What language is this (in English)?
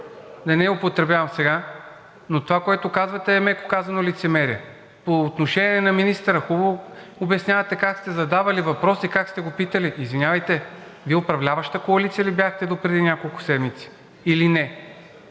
Bulgarian